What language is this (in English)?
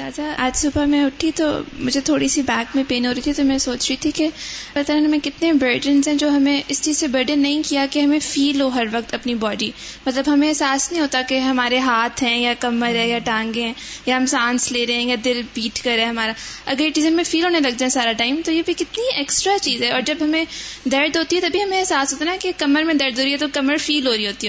Urdu